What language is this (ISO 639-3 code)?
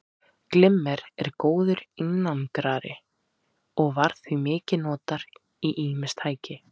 isl